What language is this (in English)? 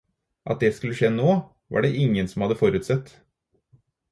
Norwegian Bokmål